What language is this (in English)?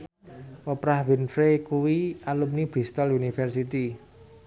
Javanese